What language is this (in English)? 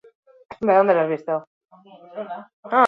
Basque